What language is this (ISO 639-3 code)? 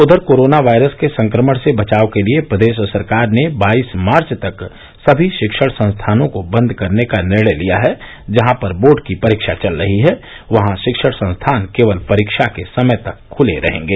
hin